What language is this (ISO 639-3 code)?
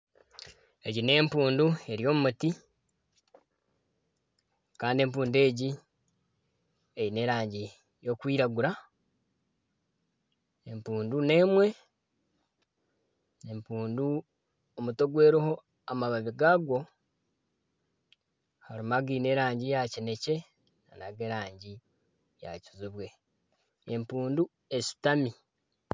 nyn